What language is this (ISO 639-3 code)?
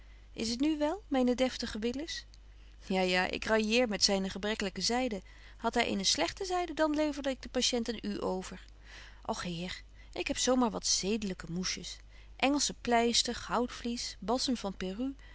nld